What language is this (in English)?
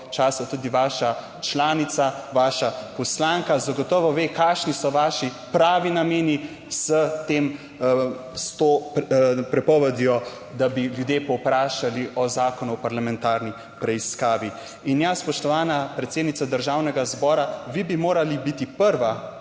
Slovenian